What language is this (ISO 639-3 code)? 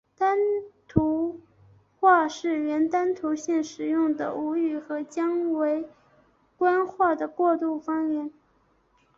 zho